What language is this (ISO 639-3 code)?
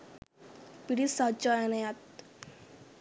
sin